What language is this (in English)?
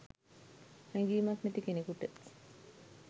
Sinhala